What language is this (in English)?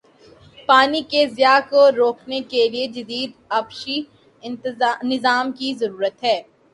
Urdu